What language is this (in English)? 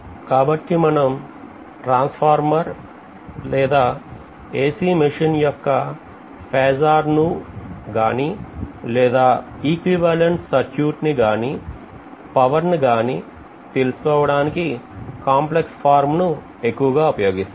Telugu